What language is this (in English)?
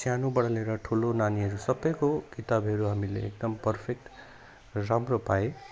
Nepali